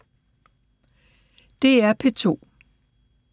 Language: Danish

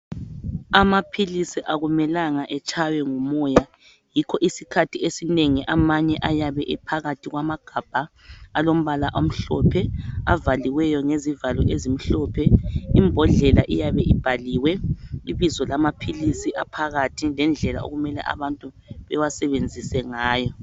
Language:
North Ndebele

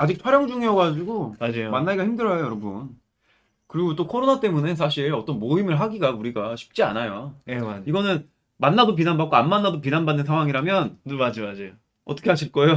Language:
Korean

